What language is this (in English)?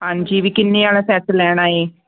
Punjabi